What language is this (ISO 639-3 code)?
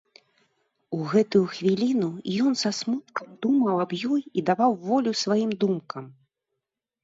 bel